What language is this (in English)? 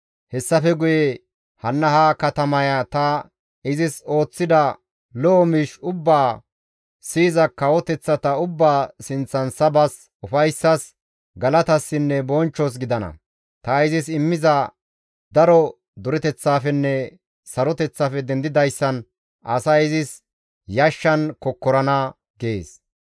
Gamo